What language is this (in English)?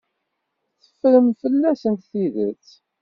Kabyle